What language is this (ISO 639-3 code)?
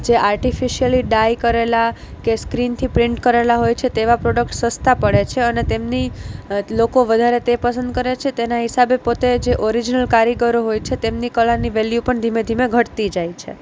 guj